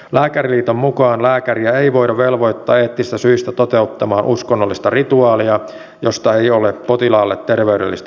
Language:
Finnish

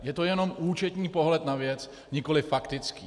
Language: Czech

